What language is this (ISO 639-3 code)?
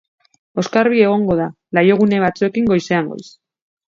eus